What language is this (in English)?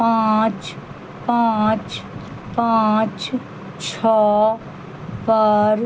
Maithili